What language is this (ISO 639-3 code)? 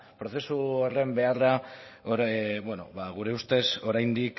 eus